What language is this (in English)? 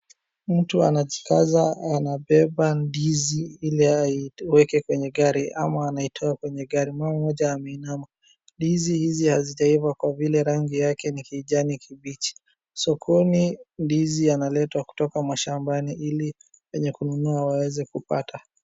Swahili